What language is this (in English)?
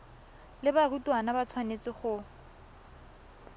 Tswana